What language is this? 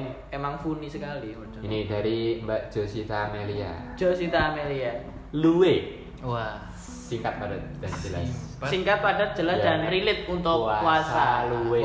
Indonesian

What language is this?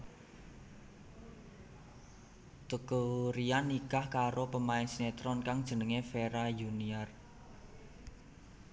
Javanese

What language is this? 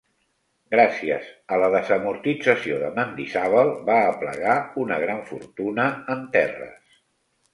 Catalan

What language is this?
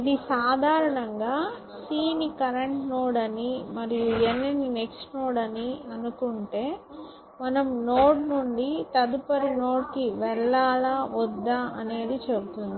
Telugu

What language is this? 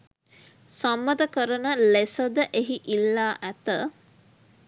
Sinhala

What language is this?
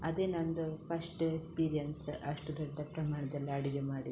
Kannada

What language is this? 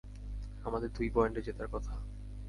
Bangla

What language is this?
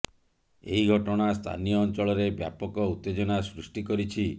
Odia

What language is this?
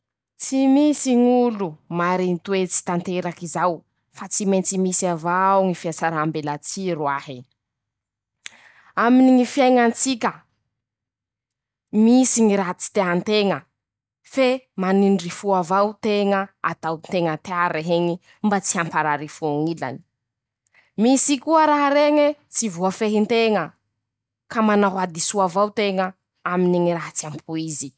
Masikoro Malagasy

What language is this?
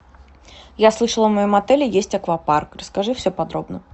Russian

